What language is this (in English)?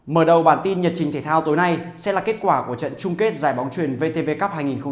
Vietnamese